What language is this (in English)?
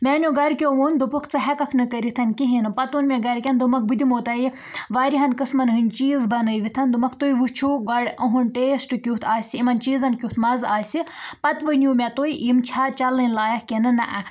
Kashmiri